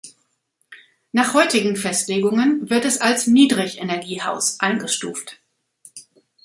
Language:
German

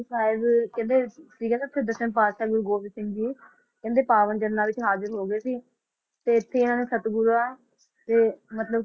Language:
Punjabi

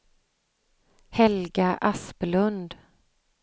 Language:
Swedish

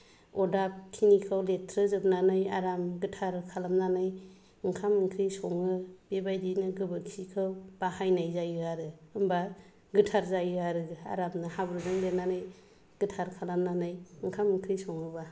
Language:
Bodo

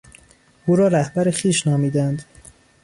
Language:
Persian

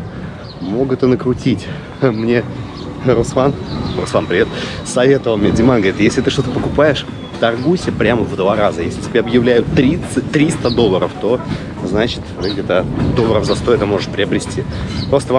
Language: Russian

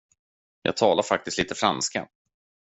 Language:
Swedish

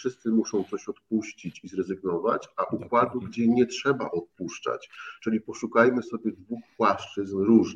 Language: Polish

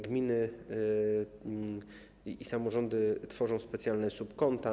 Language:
Polish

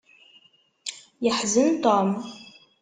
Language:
Kabyle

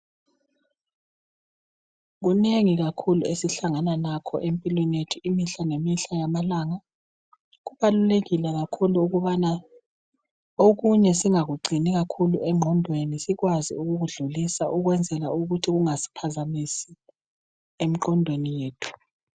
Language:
North Ndebele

